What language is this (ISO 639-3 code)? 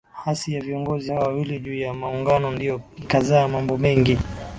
swa